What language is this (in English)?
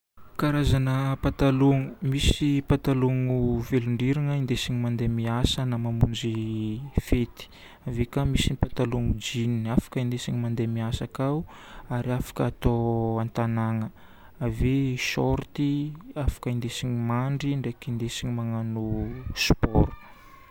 Northern Betsimisaraka Malagasy